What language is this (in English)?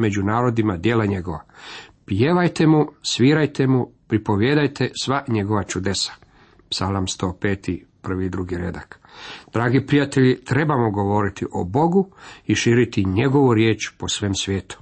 Croatian